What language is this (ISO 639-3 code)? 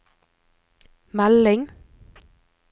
nor